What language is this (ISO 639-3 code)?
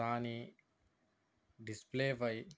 tel